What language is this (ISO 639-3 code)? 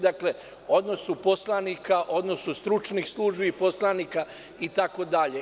srp